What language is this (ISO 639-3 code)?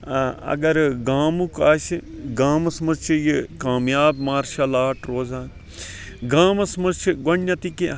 kas